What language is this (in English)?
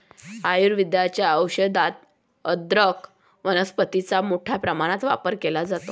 Marathi